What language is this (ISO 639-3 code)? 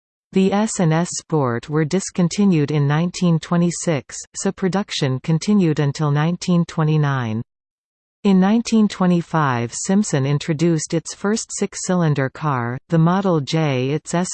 eng